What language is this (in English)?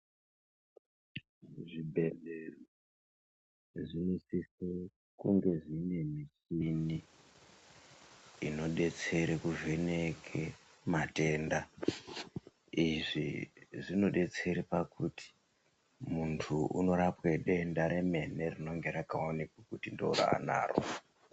Ndau